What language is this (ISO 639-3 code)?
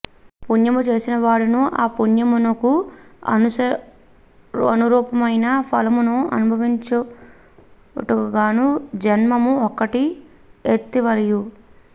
tel